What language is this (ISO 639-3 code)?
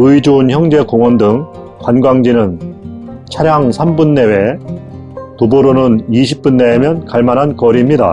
kor